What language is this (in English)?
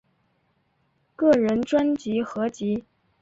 Chinese